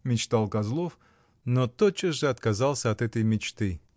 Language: Russian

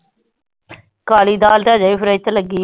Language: Punjabi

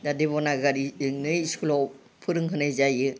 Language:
Bodo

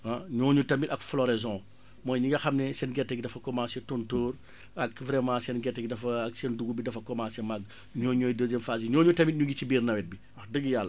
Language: Wolof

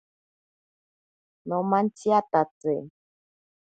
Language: Ashéninka Perené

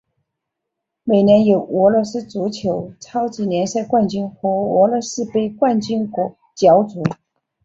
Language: Chinese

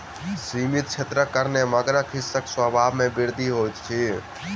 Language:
Maithili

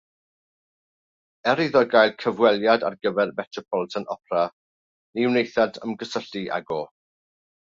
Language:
Welsh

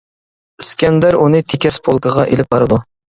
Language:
Uyghur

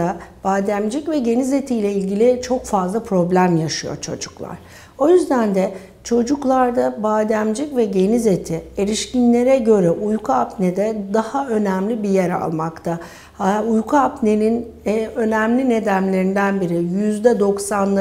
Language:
Turkish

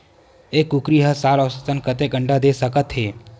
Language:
Chhattisgarhi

